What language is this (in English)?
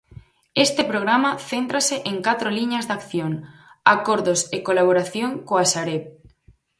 Galician